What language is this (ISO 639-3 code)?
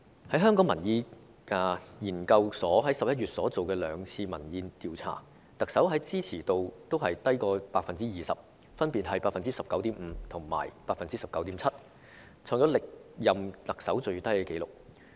yue